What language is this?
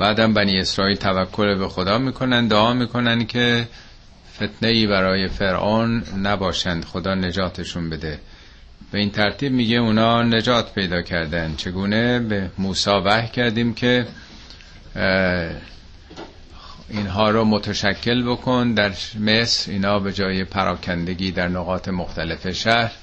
Persian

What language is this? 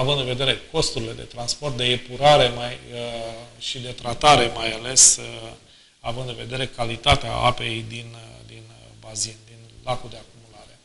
Romanian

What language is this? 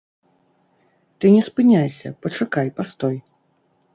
Belarusian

